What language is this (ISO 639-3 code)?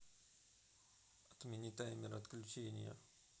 rus